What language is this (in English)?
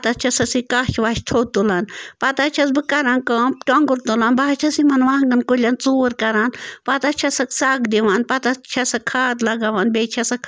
Kashmiri